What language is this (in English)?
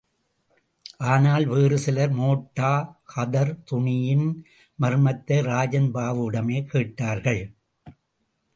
Tamil